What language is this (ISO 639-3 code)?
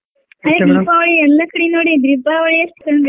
kan